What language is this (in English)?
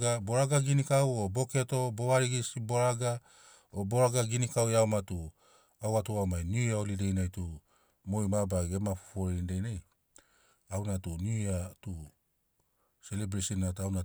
Sinaugoro